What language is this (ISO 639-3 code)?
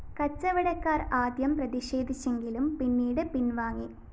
mal